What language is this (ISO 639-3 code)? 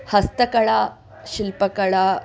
san